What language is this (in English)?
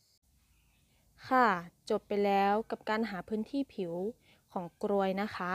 Thai